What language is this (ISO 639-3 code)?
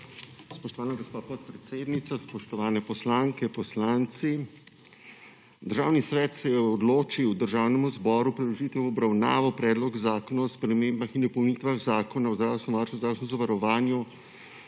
slv